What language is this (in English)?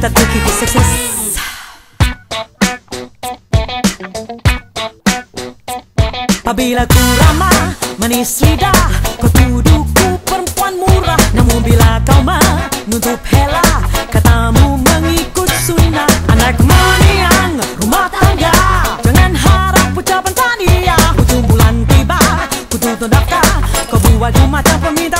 Hebrew